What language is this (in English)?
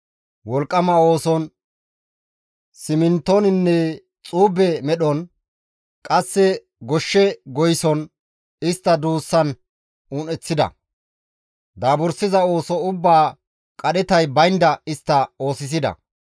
Gamo